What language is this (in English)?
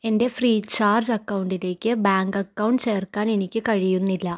Malayalam